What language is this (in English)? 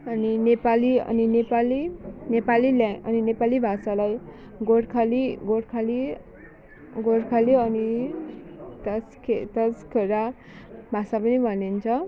Nepali